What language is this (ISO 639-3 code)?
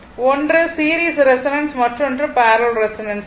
tam